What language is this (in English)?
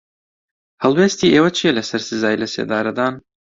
Central Kurdish